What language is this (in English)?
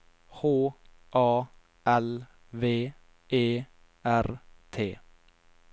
Norwegian